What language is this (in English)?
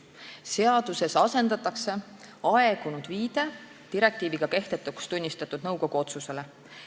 Estonian